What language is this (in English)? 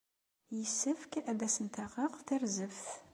Kabyle